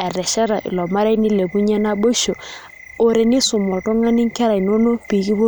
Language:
Masai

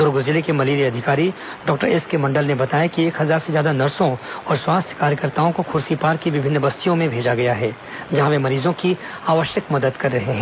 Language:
Hindi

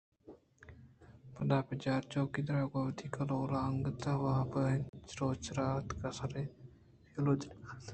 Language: Eastern Balochi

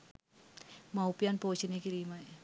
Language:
Sinhala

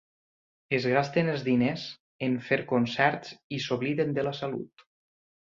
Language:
Catalan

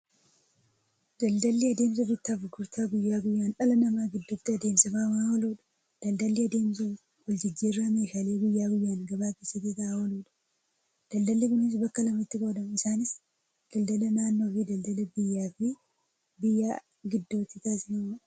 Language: Oromo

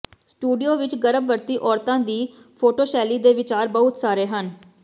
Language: Punjabi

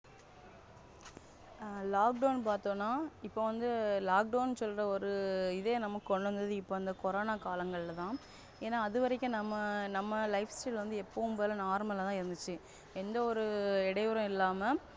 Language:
Tamil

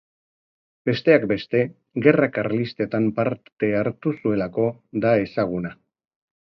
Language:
Basque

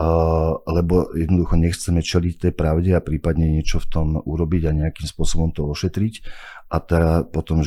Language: Slovak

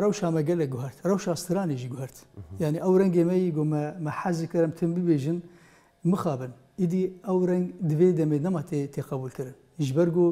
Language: Arabic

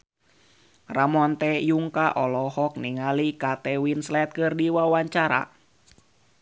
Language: Sundanese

